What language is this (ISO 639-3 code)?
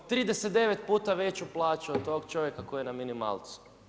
hrv